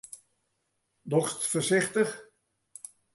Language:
Western Frisian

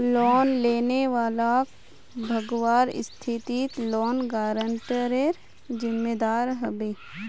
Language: Magahi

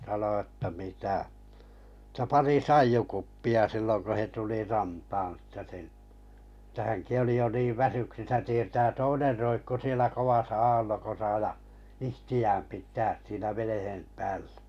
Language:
Finnish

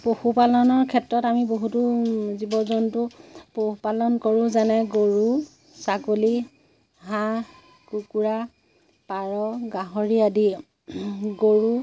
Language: Assamese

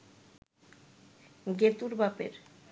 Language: Bangla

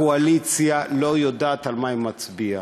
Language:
Hebrew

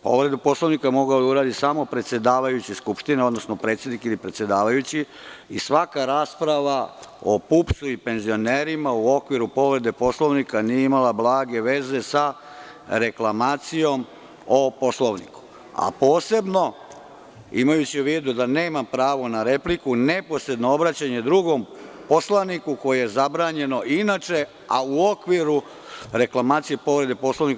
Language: Serbian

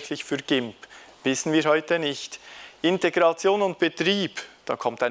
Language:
German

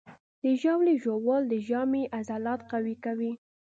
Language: Pashto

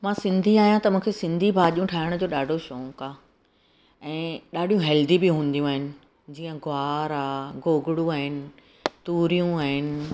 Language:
Sindhi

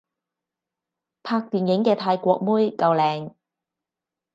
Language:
Cantonese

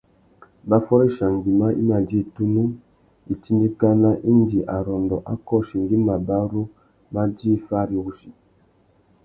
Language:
Tuki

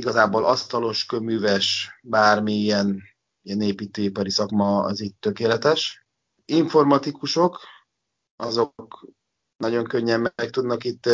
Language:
Hungarian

